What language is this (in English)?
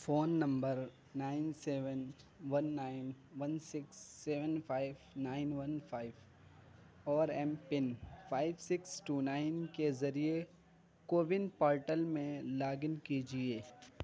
Urdu